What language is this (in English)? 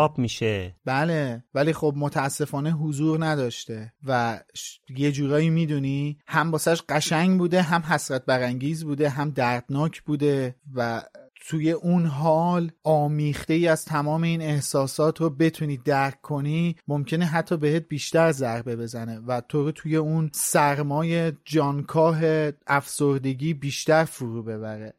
Persian